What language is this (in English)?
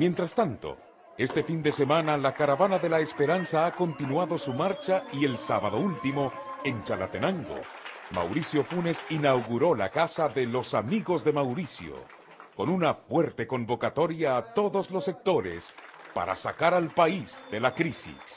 Spanish